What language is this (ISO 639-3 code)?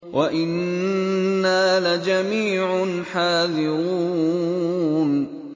ara